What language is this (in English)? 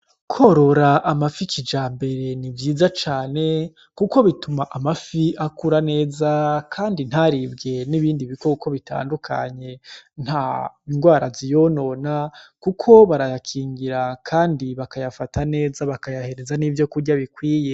Rundi